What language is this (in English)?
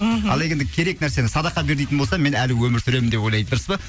Kazakh